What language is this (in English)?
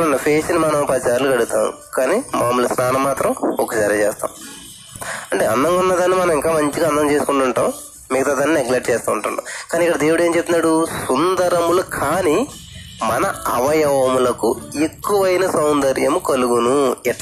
Telugu